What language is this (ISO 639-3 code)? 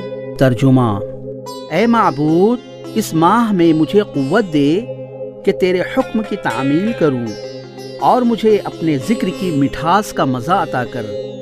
urd